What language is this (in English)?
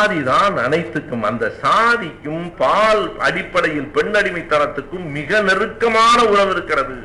Tamil